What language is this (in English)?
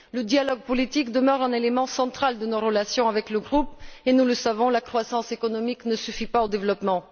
French